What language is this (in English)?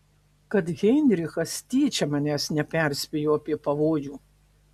Lithuanian